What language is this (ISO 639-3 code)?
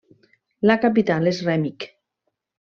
cat